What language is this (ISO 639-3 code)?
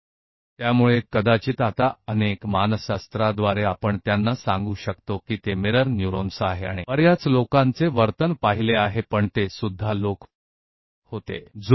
hin